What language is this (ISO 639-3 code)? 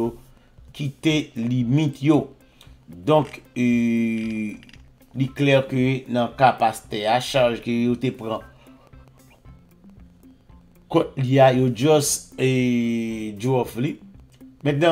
fra